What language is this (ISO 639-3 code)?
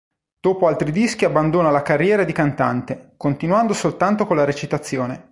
ita